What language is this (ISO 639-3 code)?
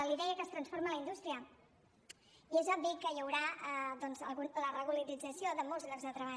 cat